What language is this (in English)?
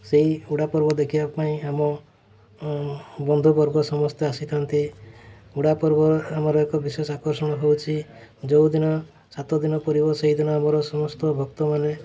Odia